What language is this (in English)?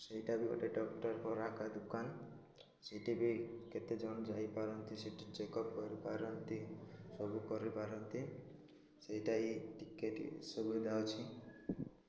Odia